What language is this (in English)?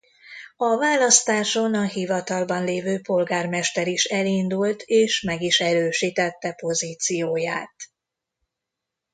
Hungarian